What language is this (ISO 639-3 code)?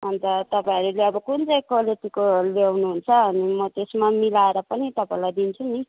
nep